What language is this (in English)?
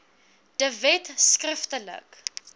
Afrikaans